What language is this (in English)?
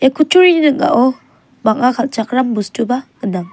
Garo